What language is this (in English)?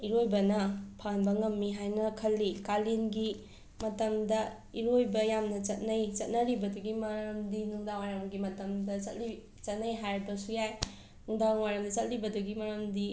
Manipuri